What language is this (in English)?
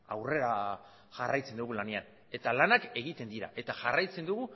Basque